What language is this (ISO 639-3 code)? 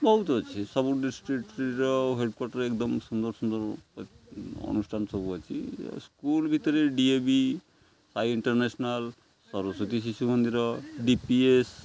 ori